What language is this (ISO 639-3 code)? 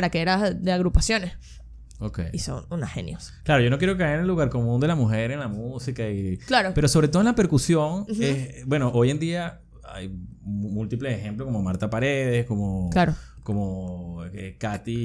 spa